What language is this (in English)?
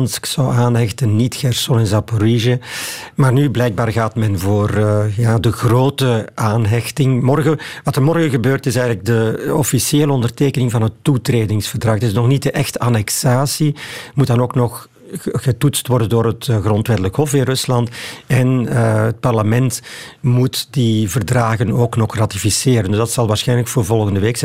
Dutch